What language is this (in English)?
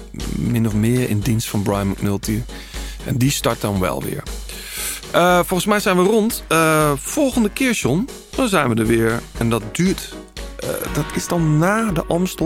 Dutch